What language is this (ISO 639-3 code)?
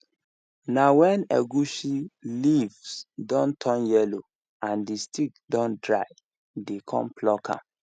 pcm